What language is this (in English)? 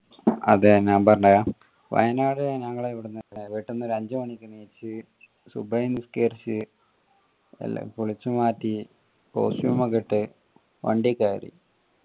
Malayalam